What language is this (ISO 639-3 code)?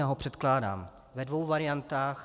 ces